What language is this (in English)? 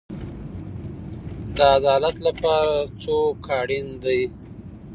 Pashto